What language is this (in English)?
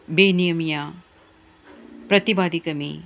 Punjabi